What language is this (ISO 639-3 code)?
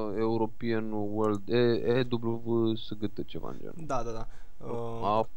ron